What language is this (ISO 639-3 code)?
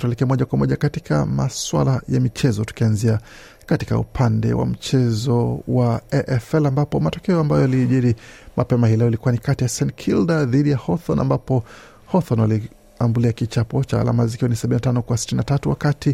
swa